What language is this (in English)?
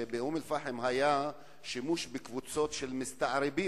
Hebrew